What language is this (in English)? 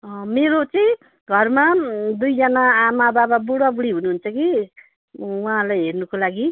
Nepali